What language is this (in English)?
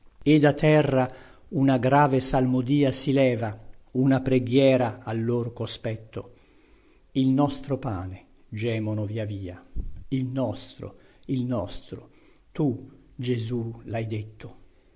Italian